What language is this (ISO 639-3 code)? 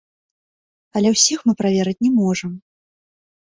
bel